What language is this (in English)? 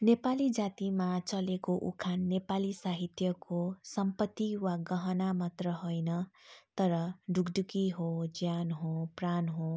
Nepali